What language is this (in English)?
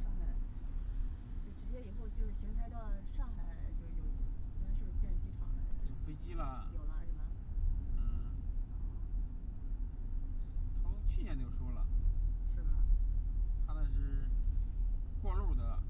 Chinese